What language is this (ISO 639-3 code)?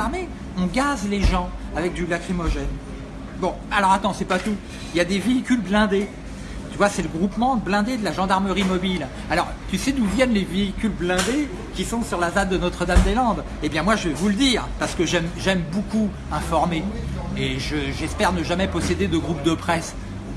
fra